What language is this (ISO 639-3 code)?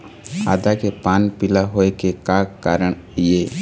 hne